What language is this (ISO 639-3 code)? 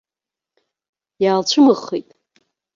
abk